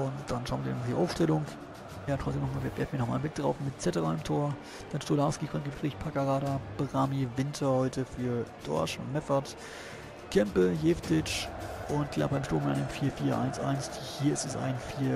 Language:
German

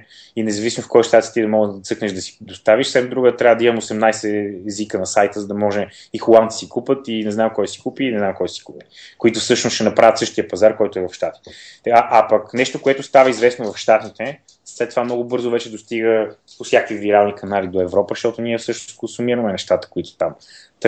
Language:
Bulgarian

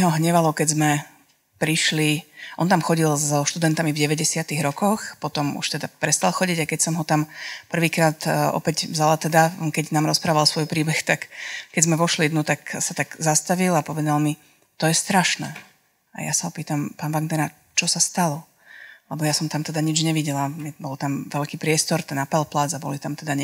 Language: Slovak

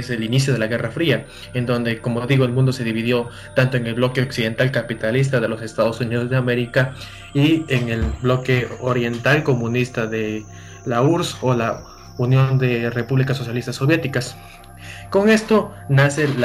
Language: Spanish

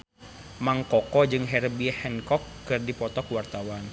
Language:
Sundanese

